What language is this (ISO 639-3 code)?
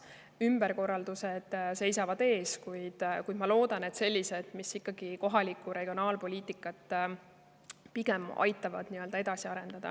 est